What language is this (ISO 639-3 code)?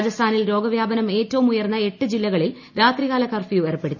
mal